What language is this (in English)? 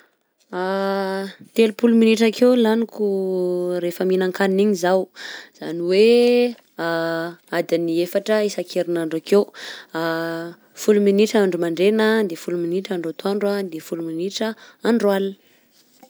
Southern Betsimisaraka Malagasy